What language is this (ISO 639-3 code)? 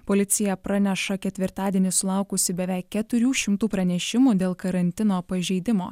lit